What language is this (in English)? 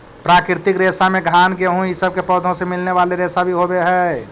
Magahi